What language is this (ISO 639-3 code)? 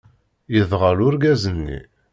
kab